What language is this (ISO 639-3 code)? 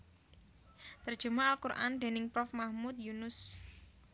jav